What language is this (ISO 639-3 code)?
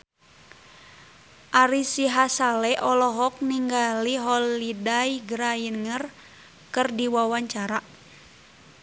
sun